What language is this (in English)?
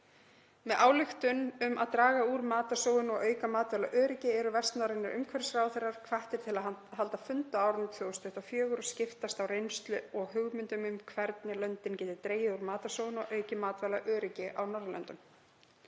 Icelandic